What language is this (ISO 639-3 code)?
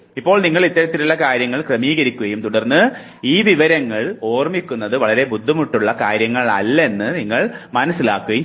mal